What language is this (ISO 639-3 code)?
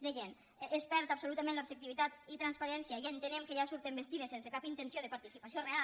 cat